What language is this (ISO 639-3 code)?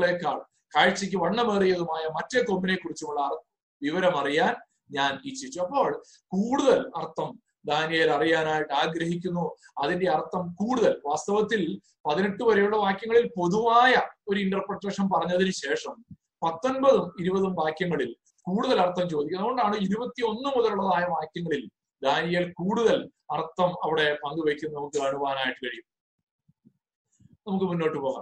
mal